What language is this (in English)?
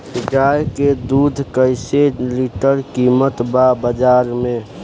Bhojpuri